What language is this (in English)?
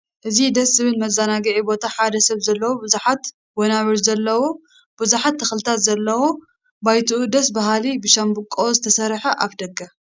Tigrinya